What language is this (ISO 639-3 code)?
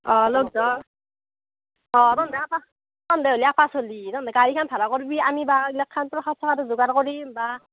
asm